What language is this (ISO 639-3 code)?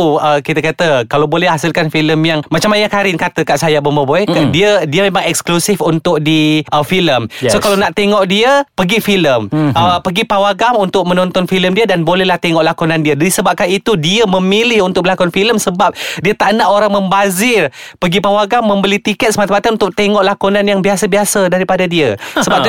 msa